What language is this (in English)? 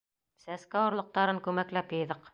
Bashkir